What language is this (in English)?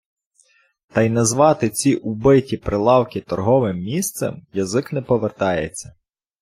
Ukrainian